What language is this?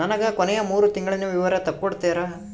Kannada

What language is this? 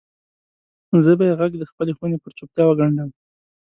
Pashto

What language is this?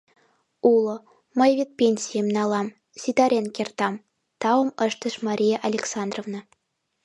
Mari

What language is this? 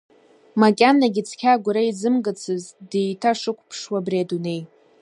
Abkhazian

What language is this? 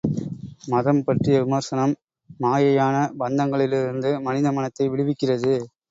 Tamil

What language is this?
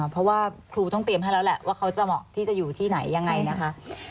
Thai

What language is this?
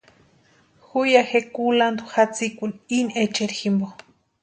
Western Highland Purepecha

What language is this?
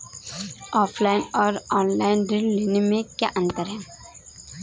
Hindi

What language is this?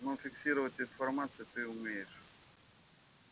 Russian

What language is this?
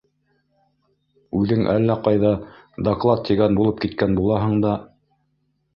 Bashkir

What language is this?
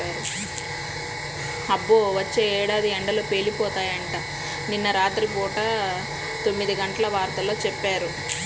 Telugu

